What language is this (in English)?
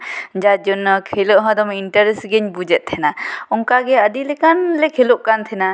Santali